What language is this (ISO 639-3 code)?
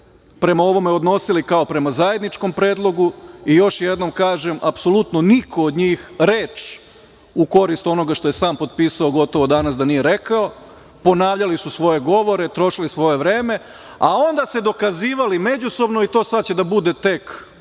srp